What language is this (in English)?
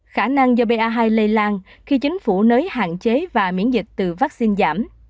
Vietnamese